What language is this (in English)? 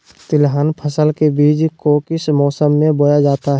Magahi